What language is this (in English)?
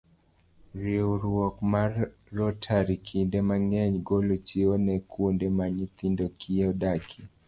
Luo (Kenya and Tanzania)